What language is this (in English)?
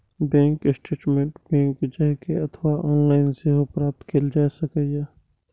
Maithili